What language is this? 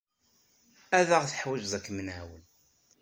Kabyle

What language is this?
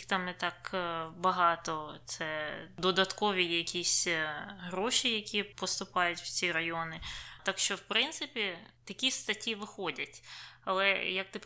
Ukrainian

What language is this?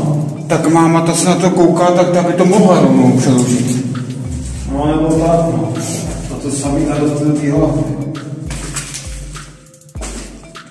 Czech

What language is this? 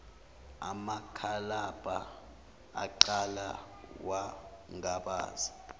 Zulu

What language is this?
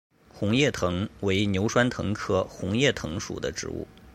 Chinese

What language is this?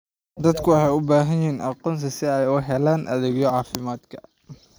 Somali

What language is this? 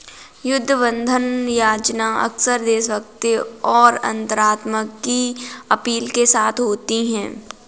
Hindi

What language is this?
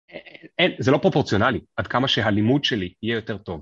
Hebrew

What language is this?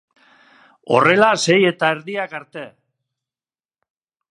Basque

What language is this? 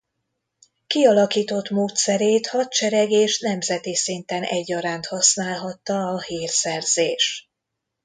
Hungarian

